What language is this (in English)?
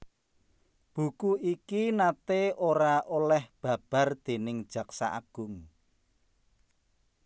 Javanese